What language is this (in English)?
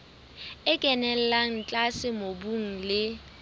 Southern Sotho